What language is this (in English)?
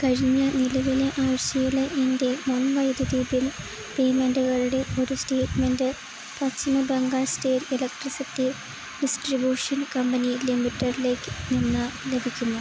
Malayalam